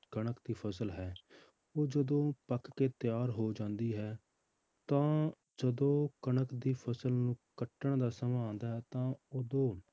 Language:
Punjabi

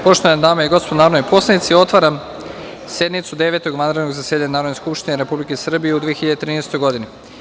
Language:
Serbian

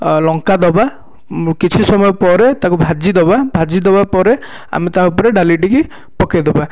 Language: Odia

